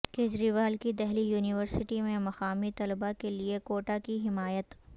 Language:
Urdu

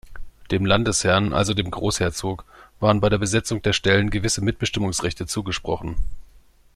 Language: German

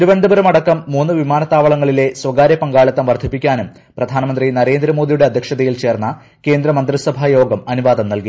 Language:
Malayalam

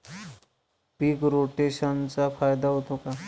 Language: Marathi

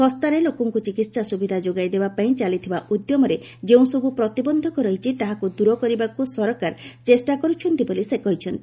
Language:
Odia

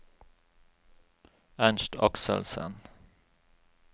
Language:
Norwegian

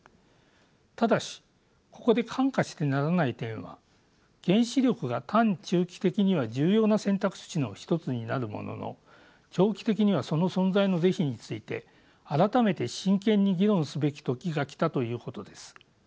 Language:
Japanese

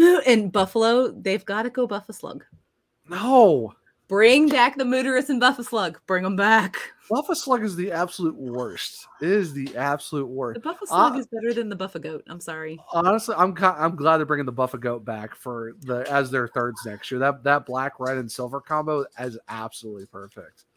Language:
English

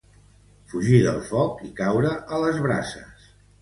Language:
Catalan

